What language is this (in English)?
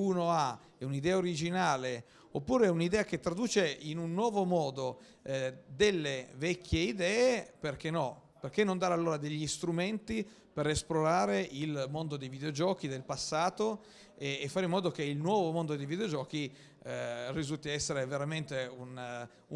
Italian